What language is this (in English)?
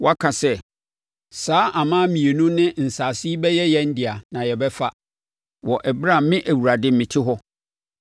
Akan